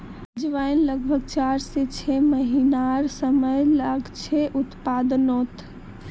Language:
Magahi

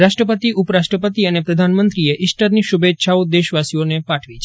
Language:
Gujarati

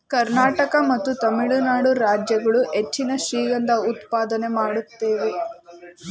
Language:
Kannada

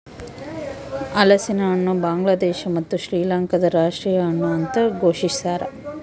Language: Kannada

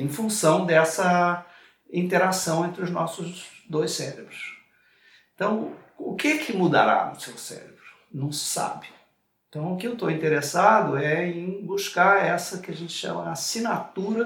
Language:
Portuguese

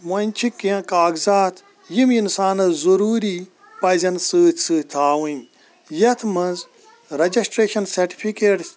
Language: Kashmiri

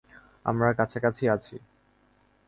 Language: Bangla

